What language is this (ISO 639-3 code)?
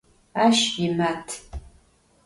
ady